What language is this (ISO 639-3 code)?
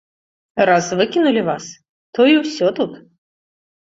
bel